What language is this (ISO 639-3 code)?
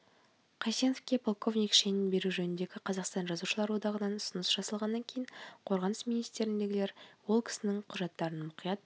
kaz